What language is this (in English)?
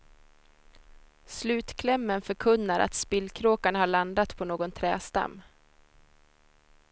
Swedish